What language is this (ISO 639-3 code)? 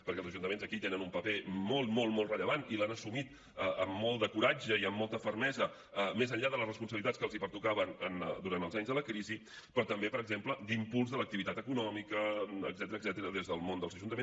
cat